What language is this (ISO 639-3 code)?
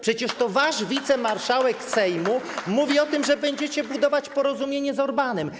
pol